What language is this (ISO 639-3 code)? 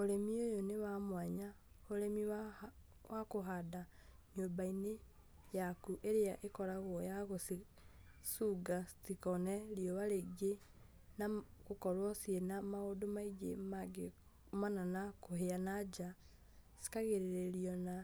kik